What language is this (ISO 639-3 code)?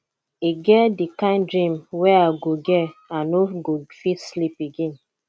pcm